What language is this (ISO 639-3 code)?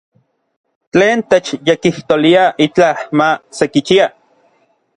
nlv